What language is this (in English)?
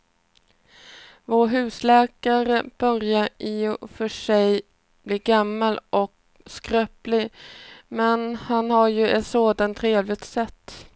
Swedish